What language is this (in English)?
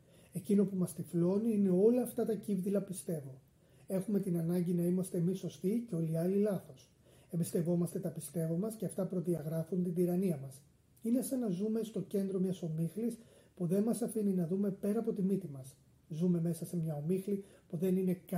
Greek